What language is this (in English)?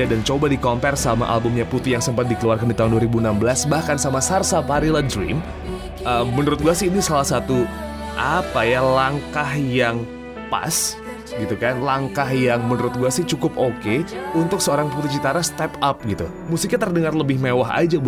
Indonesian